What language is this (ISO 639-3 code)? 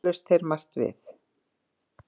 isl